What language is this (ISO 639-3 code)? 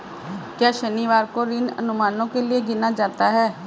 hin